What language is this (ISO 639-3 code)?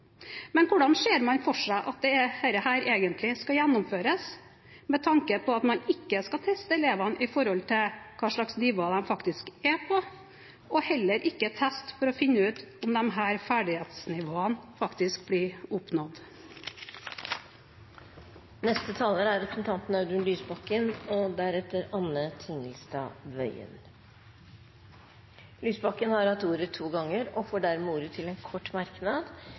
nob